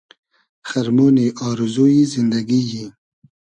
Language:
Hazaragi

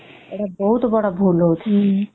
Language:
Odia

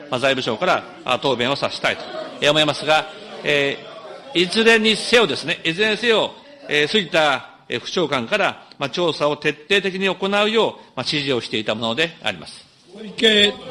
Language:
Japanese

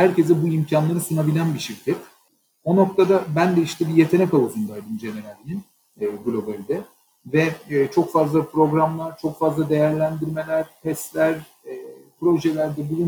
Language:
Turkish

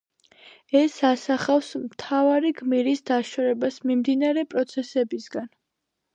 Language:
Georgian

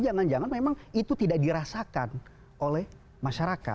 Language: Indonesian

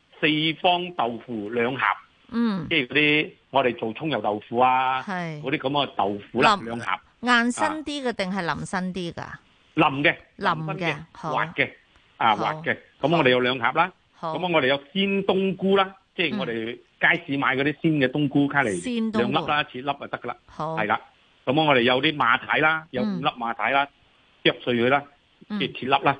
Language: Chinese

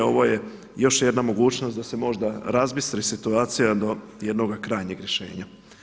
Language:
Croatian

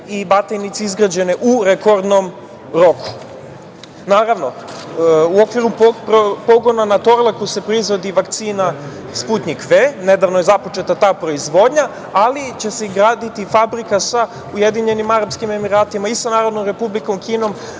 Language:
Serbian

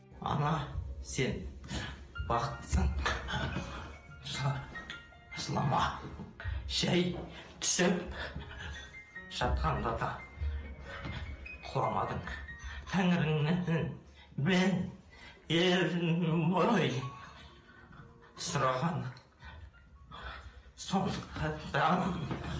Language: Kazakh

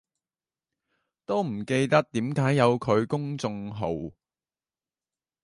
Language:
Cantonese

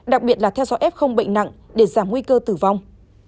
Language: Vietnamese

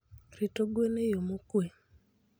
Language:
Luo (Kenya and Tanzania)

